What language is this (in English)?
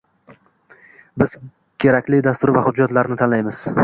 Uzbek